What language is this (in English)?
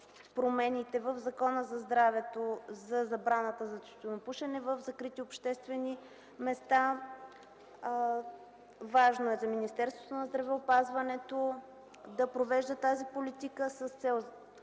Bulgarian